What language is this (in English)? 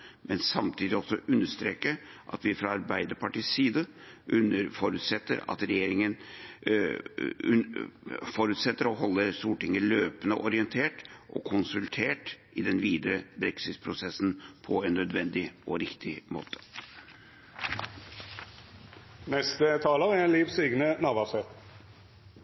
Norwegian